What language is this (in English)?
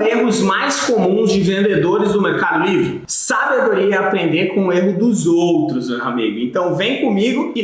Portuguese